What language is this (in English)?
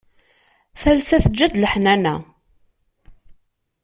Kabyle